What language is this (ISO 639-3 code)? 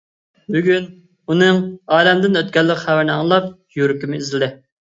uig